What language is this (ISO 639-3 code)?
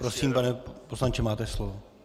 ces